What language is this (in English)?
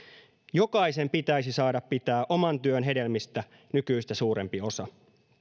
Finnish